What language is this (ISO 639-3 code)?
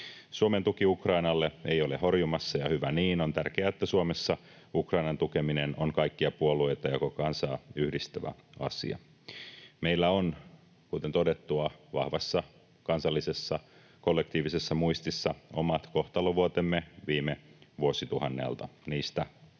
fin